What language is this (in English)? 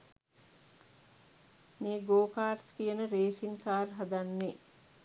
Sinhala